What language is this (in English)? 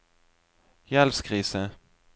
Norwegian